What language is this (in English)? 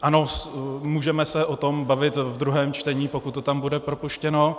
Czech